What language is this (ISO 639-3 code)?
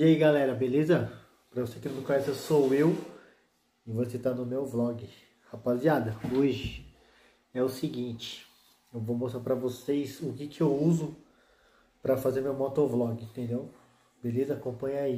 por